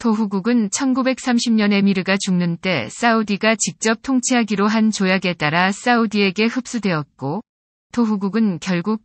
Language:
Korean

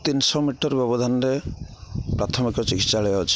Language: Odia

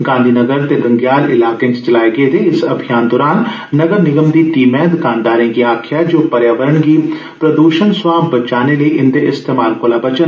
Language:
Dogri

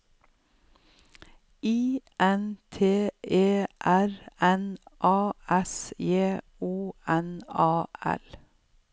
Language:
Norwegian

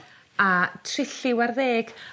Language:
Welsh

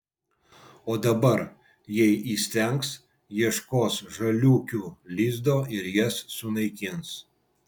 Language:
Lithuanian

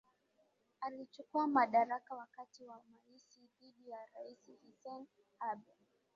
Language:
Swahili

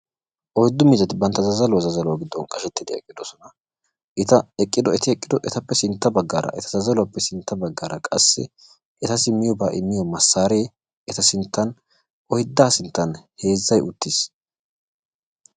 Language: Wolaytta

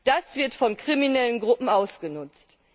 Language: German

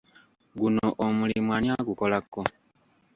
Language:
Ganda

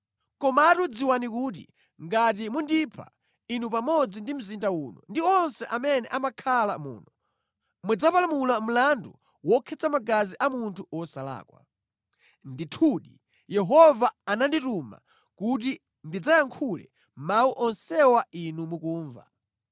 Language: Nyanja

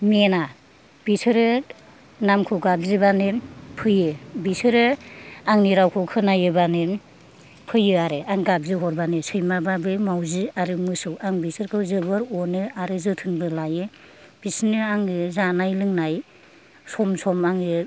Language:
Bodo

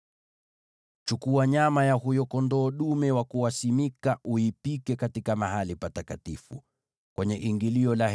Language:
Swahili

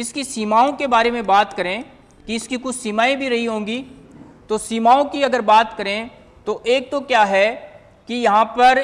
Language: Hindi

